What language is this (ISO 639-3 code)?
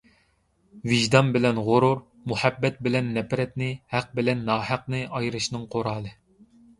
uig